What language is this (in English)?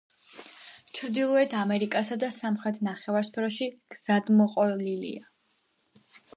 Georgian